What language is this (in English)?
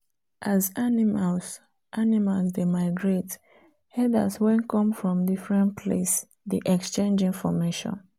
Nigerian Pidgin